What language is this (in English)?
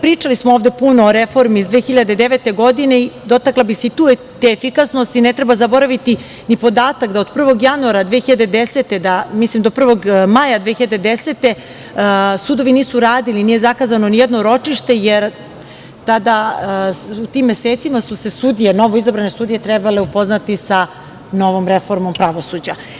Serbian